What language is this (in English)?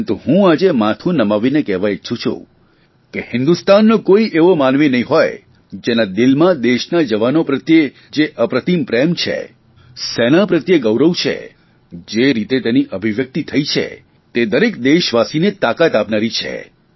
Gujarati